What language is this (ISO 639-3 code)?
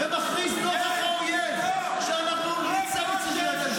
heb